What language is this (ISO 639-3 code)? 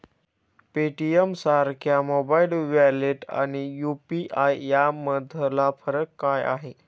mar